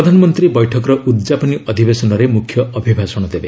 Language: Odia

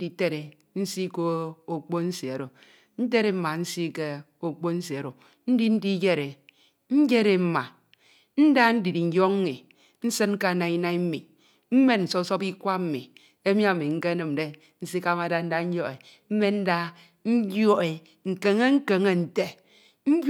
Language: Ito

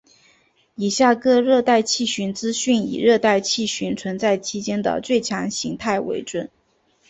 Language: Chinese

